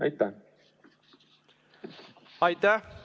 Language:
Estonian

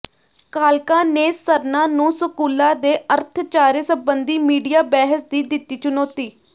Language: Punjabi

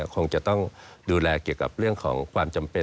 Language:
Thai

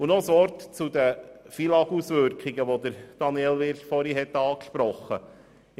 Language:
Swiss German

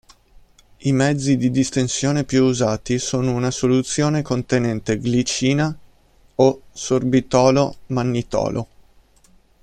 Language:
Italian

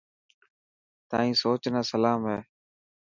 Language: Dhatki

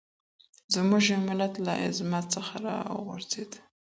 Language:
Pashto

